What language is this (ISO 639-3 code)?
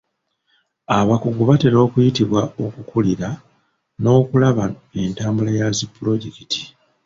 lug